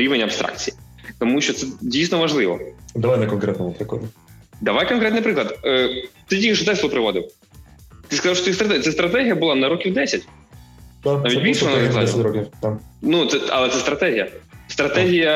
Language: Ukrainian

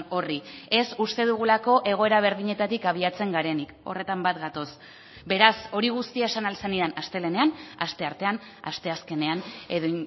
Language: Basque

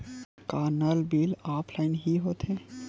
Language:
Chhattisgarhi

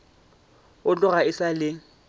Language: Northern Sotho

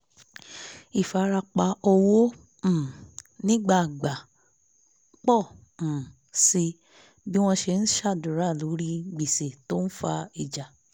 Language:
Yoruba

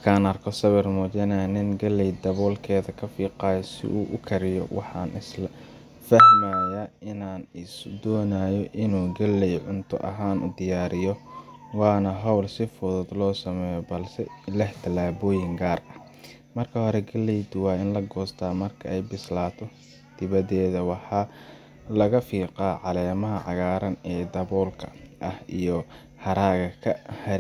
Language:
Somali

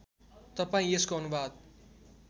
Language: Nepali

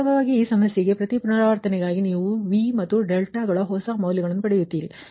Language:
Kannada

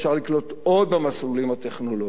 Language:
Hebrew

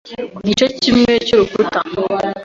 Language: Kinyarwanda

